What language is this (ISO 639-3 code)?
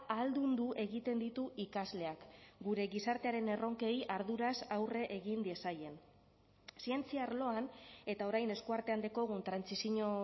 eus